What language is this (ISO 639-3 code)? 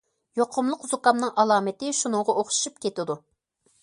uig